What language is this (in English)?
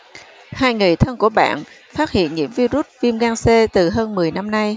Vietnamese